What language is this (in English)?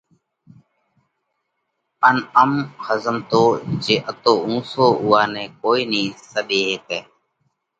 Parkari Koli